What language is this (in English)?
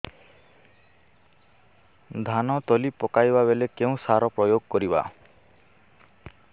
Odia